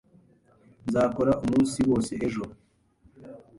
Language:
Kinyarwanda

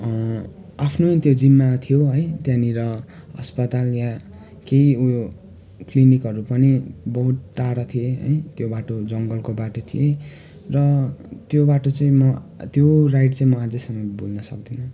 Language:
Nepali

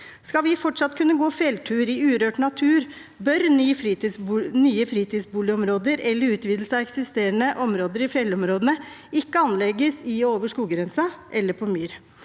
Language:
Norwegian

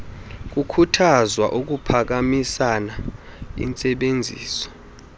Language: Xhosa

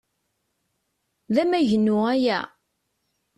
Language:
Kabyle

